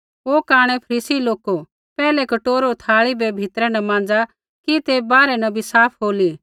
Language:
Kullu Pahari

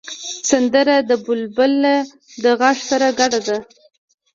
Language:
Pashto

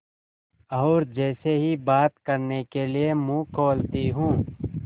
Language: Hindi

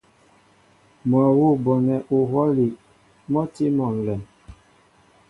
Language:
Mbo (Cameroon)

